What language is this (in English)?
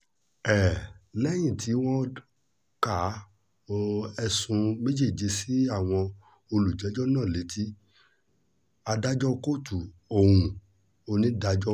Yoruba